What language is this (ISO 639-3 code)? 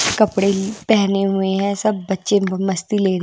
hin